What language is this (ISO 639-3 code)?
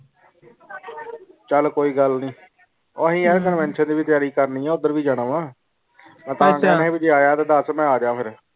pan